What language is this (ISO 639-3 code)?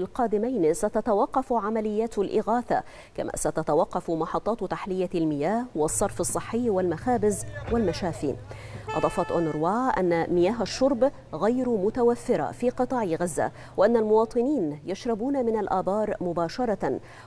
ara